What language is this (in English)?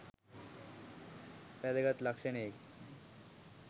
Sinhala